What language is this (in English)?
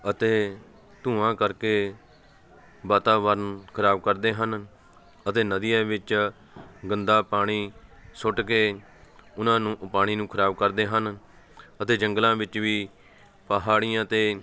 Punjabi